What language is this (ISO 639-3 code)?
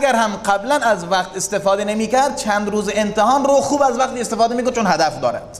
fas